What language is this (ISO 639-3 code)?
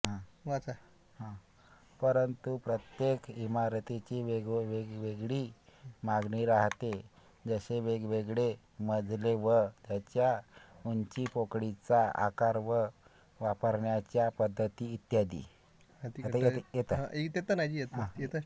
mar